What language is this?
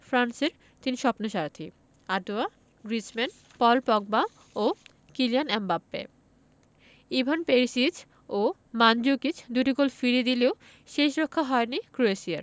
Bangla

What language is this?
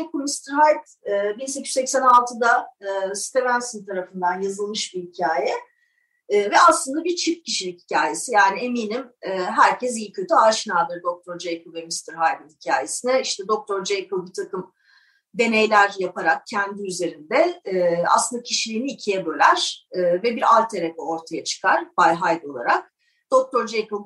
Turkish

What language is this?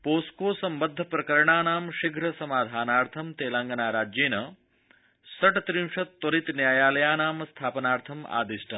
Sanskrit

